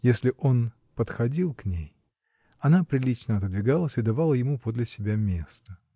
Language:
Russian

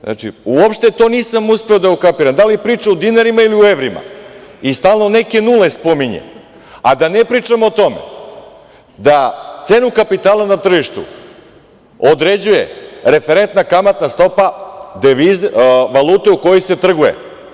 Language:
Serbian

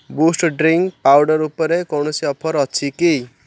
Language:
Odia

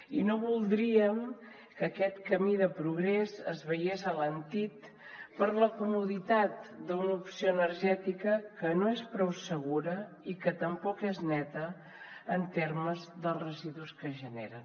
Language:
Catalan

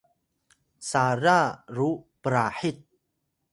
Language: Atayal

